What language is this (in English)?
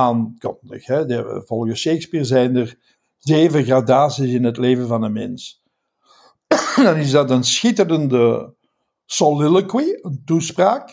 Dutch